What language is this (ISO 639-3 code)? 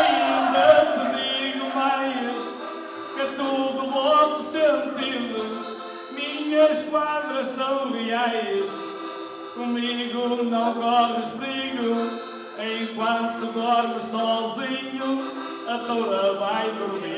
ron